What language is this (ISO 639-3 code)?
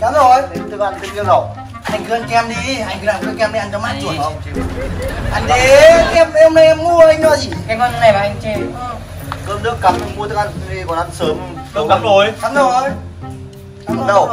vie